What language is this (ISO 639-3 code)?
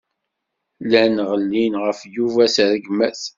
kab